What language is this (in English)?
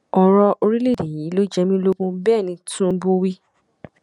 Yoruba